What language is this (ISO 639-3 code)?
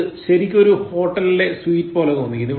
mal